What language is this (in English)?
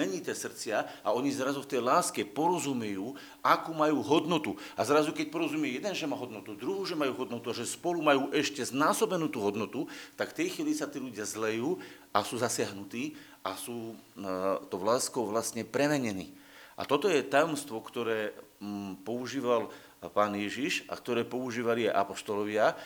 Slovak